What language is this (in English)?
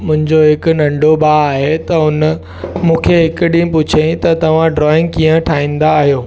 Sindhi